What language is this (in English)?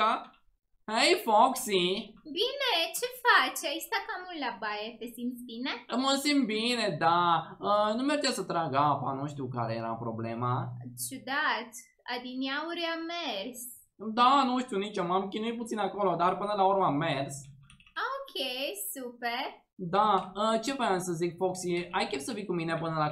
Romanian